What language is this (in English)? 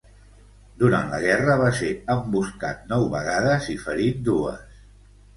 Catalan